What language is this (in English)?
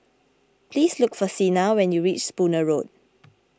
English